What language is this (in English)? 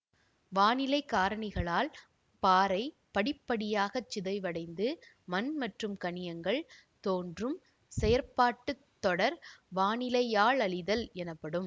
Tamil